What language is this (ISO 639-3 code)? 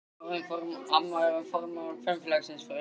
isl